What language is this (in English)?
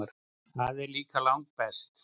Icelandic